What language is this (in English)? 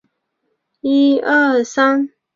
Chinese